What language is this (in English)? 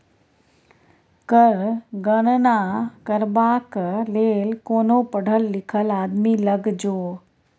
Maithili